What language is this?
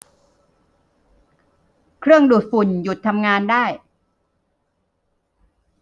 Thai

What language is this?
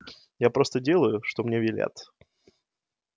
Russian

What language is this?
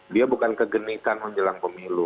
Indonesian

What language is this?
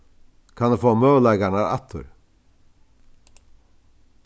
Faroese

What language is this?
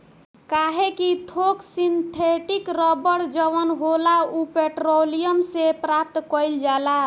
Bhojpuri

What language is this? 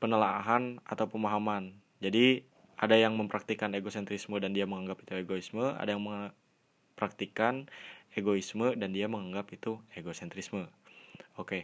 Indonesian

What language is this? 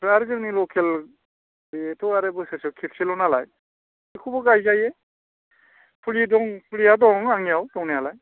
Bodo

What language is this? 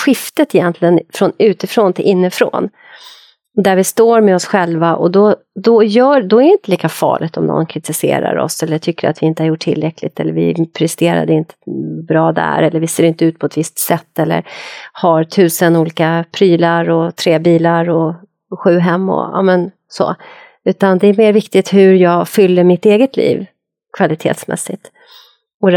Swedish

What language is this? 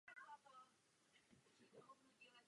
Czech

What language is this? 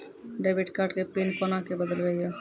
Maithili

